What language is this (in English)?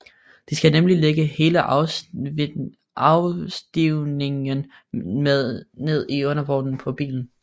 Danish